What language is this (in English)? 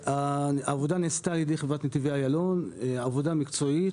Hebrew